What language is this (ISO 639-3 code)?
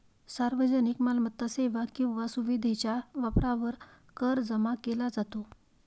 mar